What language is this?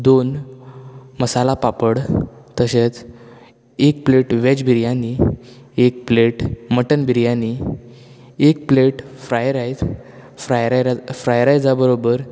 Konkani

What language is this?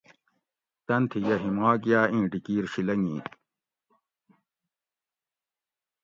Gawri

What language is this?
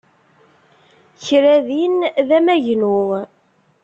Kabyle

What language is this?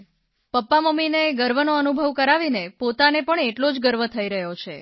Gujarati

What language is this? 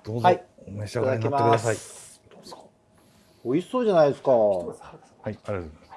Japanese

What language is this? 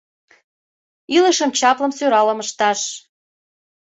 Mari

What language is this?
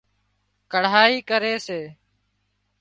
Wadiyara Koli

